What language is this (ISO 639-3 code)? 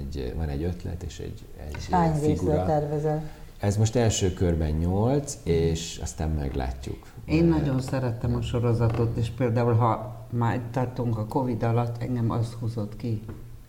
hun